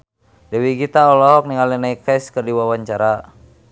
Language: Sundanese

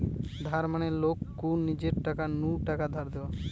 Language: Bangla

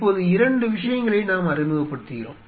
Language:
Tamil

